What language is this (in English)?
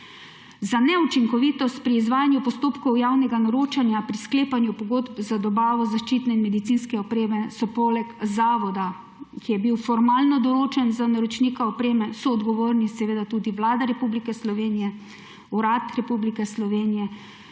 Slovenian